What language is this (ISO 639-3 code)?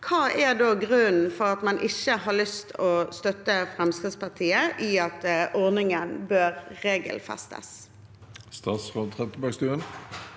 nor